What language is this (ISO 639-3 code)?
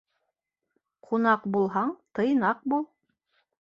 bak